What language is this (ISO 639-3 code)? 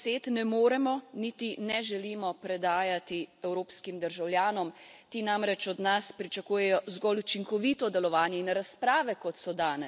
slv